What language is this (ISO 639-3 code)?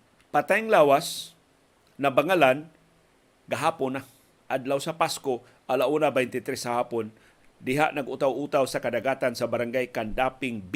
fil